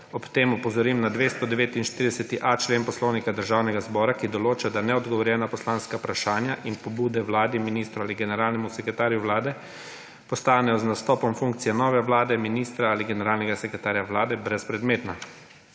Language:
Slovenian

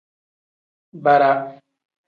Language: Tem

